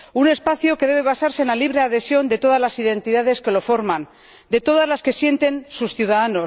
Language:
Spanish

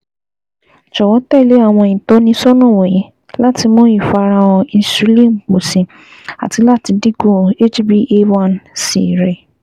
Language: Yoruba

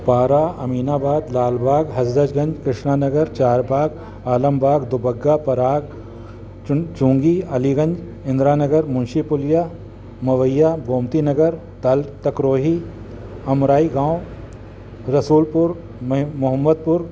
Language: Sindhi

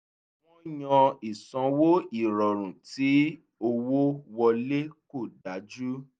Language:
Yoruba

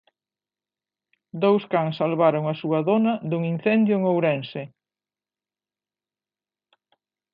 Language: Galician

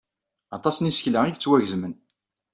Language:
Kabyle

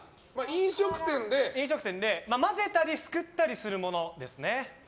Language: Japanese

